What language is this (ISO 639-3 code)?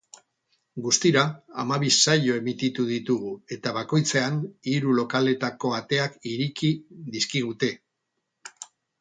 eus